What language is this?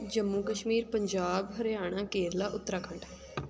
Punjabi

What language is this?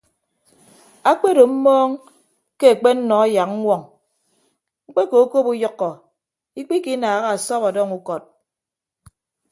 Ibibio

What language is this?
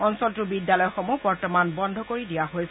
Assamese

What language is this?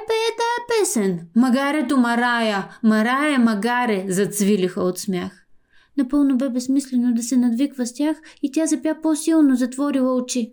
Bulgarian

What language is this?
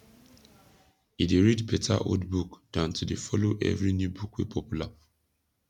Nigerian Pidgin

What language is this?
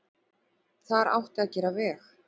Icelandic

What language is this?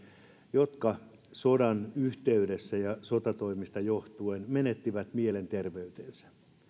Finnish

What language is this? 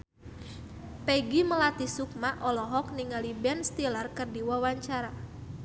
Sundanese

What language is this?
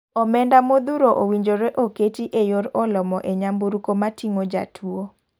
Luo (Kenya and Tanzania)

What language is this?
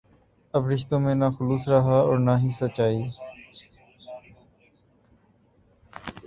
Urdu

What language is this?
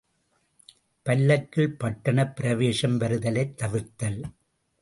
Tamil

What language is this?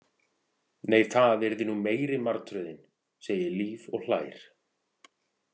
Icelandic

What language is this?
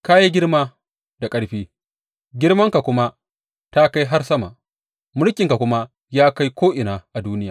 Hausa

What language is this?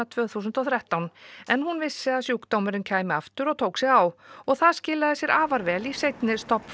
Icelandic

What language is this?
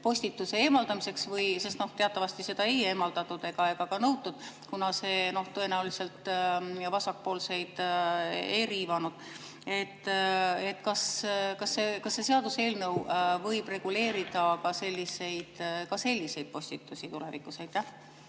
Estonian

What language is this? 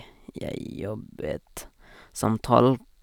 Norwegian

